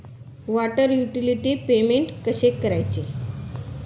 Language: Marathi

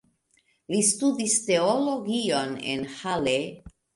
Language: Esperanto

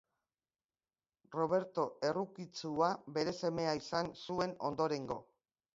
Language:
Basque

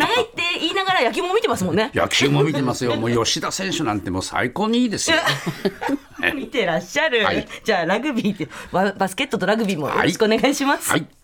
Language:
Japanese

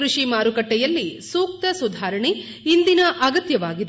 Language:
Kannada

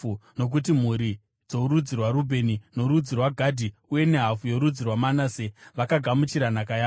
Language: Shona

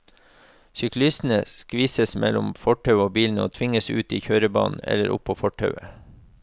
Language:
Norwegian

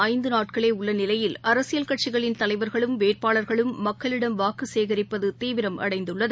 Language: Tamil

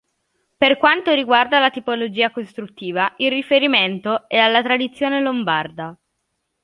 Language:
Italian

